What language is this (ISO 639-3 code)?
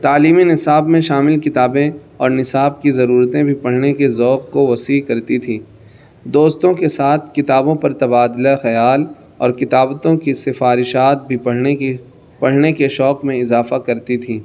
urd